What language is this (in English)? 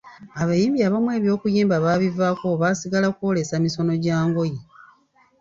Ganda